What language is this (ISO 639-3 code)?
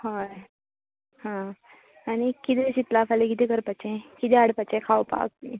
kok